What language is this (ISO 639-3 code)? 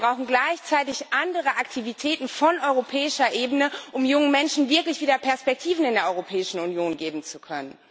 deu